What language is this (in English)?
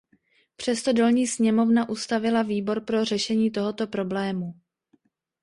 Czech